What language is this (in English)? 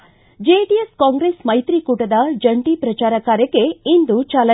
Kannada